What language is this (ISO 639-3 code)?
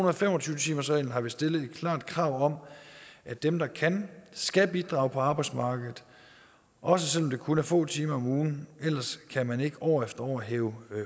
dan